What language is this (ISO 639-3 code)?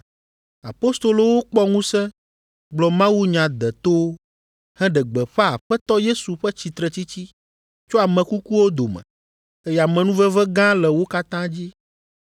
ewe